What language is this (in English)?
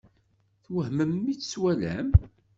Kabyle